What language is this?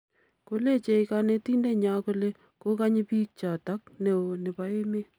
Kalenjin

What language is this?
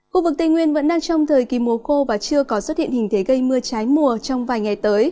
Vietnamese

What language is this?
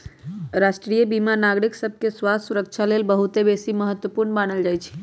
Magahi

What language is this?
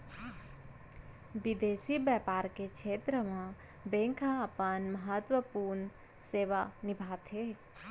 Chhattisgarhi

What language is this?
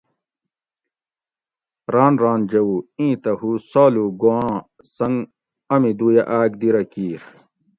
Gawri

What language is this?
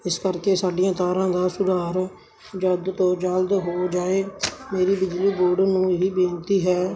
Punjabi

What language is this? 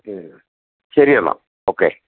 Malayalam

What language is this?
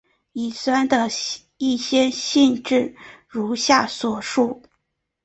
Chinese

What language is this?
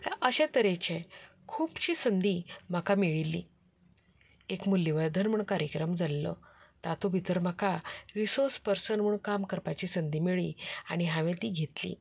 Konkani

